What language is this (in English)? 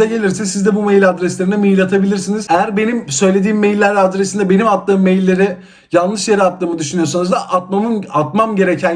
Turkish